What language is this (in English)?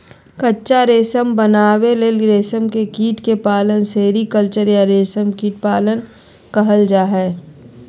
Magahi